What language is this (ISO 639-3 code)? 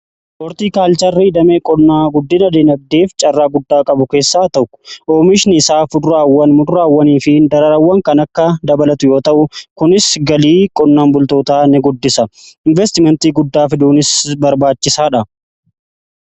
orm